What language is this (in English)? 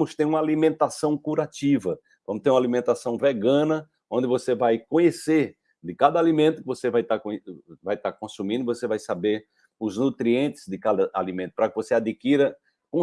Portuguese